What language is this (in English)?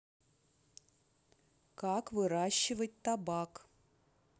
Russian